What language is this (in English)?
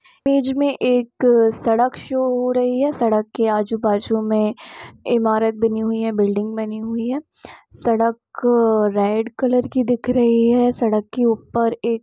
Hindi